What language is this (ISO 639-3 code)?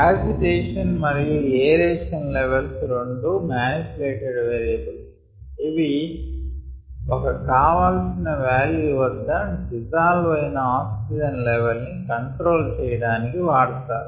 tel